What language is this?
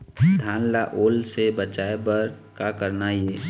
Chhattisgarhi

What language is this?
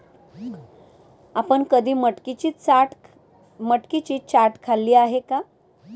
Marathi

